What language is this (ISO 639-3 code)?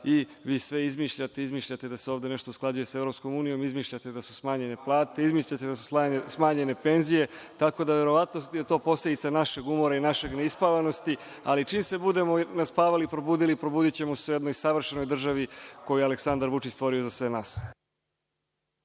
srp